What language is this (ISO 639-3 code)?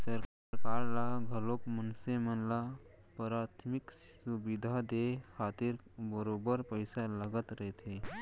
hne